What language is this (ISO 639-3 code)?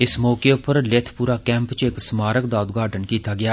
doi